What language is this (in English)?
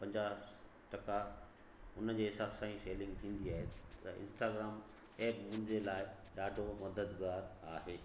Sindhi